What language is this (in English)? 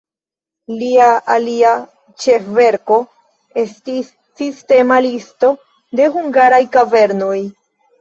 Esperanto